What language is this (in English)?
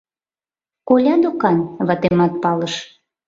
Mari